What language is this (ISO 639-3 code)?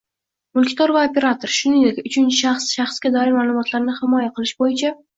uzb